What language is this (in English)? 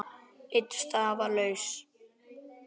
Icelandic